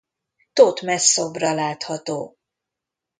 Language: Hungarian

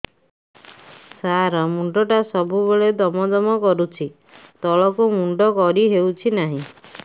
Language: Odia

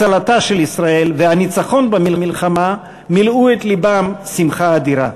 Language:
Hebrew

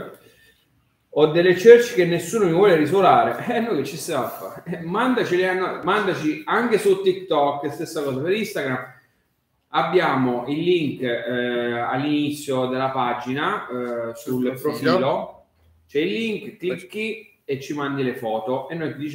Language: Italian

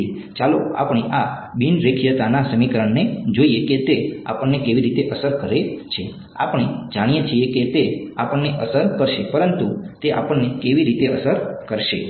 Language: Gujarati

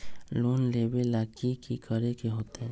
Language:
Magahi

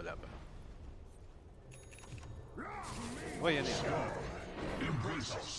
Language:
English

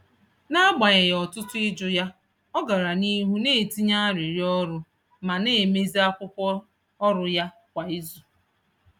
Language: Igbo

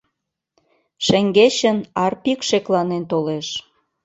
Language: Mari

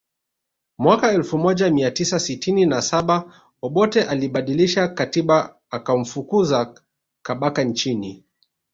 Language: Swahili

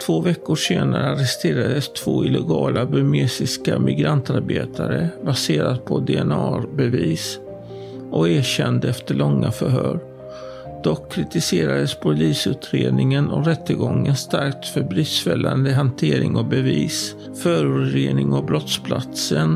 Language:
Swedish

